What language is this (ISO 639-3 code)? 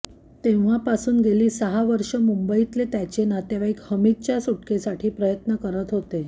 mar